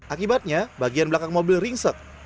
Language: Indonesian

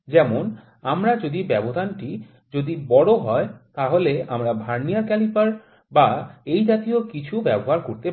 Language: Bangla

